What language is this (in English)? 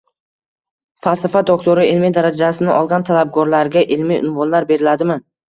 Uzbek